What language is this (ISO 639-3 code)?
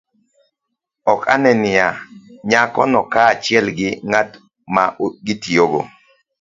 luo